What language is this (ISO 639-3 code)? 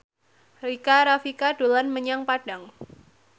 jav